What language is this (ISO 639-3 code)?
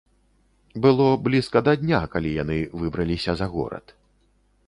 bel